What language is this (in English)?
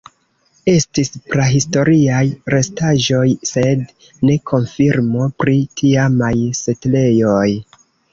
Esperanto